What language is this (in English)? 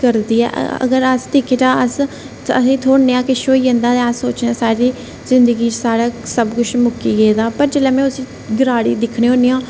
Dogri